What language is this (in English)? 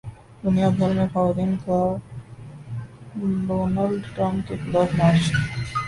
Urdu